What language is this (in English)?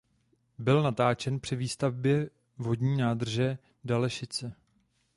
Czech